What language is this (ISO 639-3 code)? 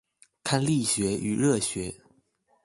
zho